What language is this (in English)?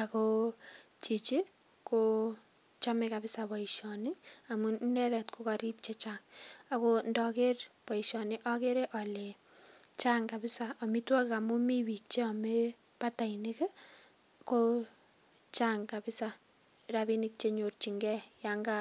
Kalenjin